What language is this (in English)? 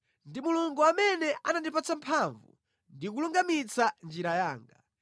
Nyanja